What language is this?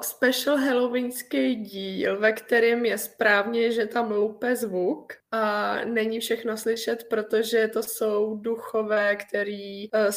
Czech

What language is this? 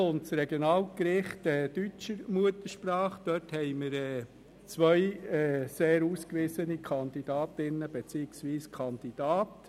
Swiss German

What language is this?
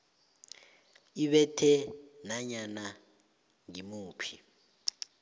South Ndebele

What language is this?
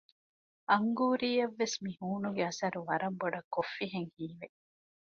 Divehi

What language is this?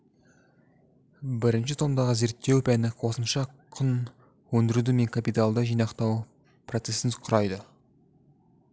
Kazakh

